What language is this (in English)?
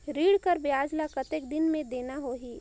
Chhattisgarhi